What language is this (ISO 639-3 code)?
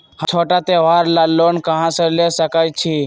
mag